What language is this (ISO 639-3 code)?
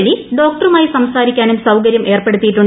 mal